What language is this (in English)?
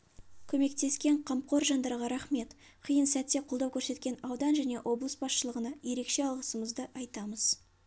Kazakh